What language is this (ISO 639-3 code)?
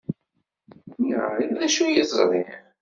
kab